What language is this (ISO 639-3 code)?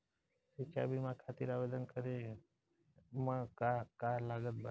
bho